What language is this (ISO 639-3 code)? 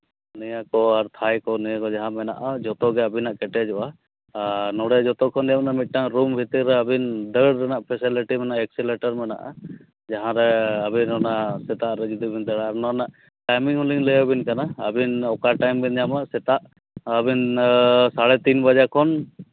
sat